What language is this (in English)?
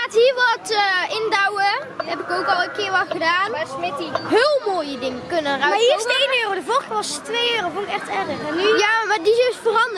Dutch